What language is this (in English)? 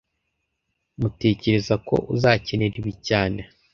Kinyarwanda